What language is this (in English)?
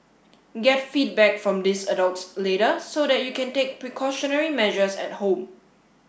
English